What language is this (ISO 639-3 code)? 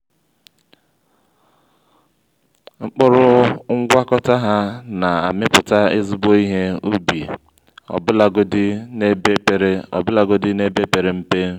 ibo